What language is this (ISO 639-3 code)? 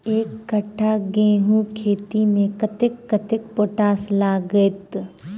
mai